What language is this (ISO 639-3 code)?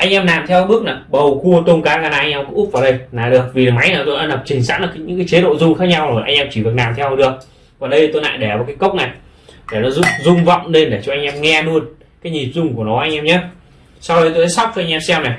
vie